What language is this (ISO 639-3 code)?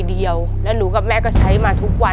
tha